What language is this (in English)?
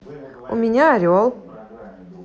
Russian